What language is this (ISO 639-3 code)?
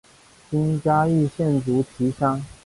zho